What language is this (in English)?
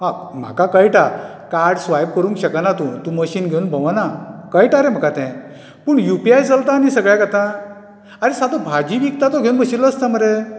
Konkani